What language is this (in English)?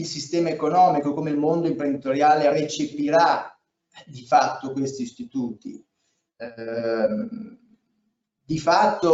Italian